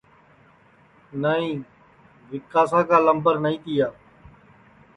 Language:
Sansi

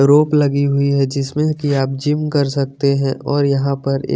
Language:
Hindi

